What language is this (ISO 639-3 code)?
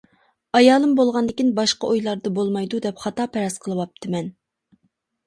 uig